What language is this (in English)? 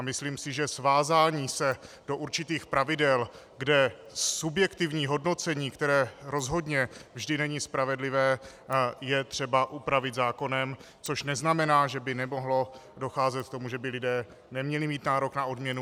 Czech